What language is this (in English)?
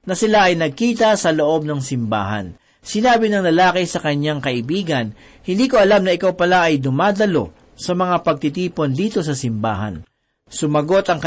Filipino